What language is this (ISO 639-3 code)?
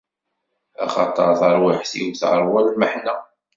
kab